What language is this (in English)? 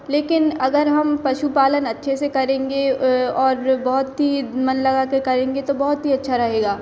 Hindi